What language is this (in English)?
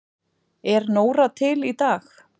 Icelandic